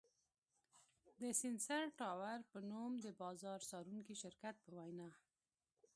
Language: Pashto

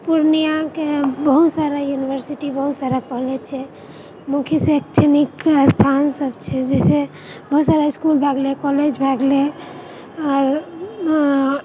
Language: Maithili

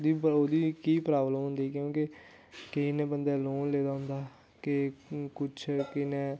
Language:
Dogri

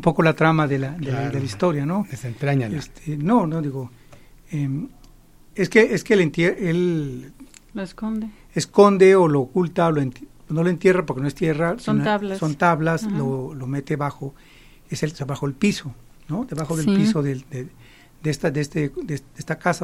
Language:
Spanish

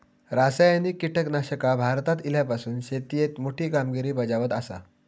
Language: Marathi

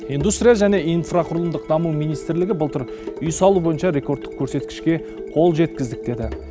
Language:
Kazakh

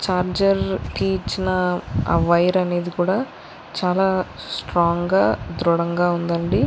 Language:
Telugu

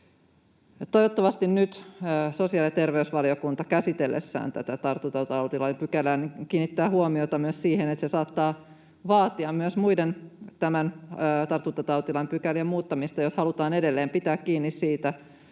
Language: Finnish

